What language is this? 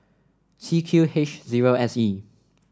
English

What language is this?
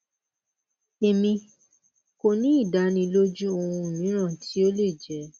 Yoruba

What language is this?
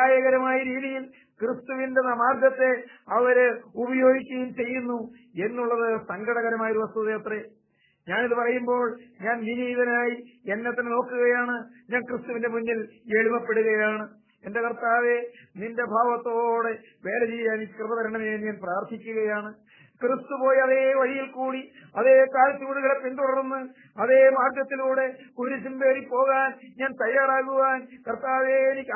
Malayalam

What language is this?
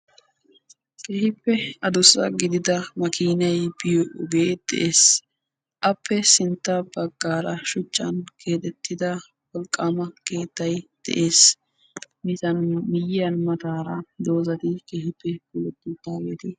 Wolaytta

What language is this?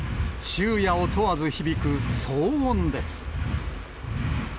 Japanese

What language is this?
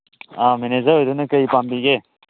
Manipuri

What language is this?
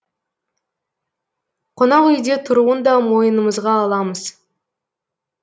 Kazakh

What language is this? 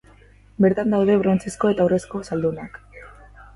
Basque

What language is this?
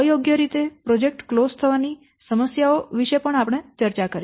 Gujarati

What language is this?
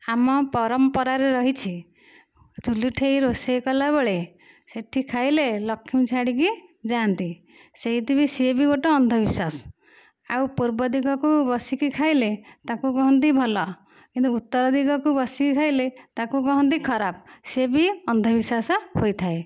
Odia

